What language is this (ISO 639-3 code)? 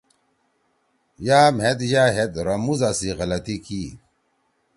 trw